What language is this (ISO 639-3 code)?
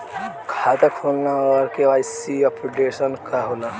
bho